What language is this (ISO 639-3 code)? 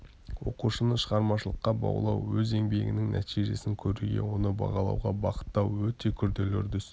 kaz